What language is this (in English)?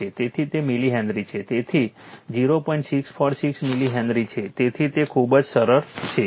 Gujarati